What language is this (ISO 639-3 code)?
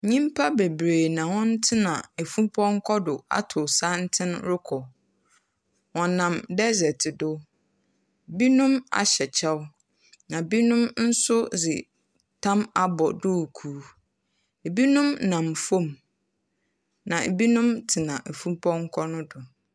aka